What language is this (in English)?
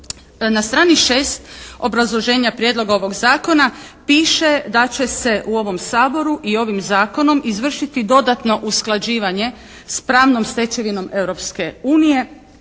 Croatian